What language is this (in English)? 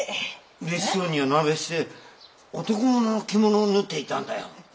Japanese